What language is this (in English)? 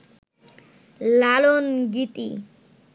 Bangla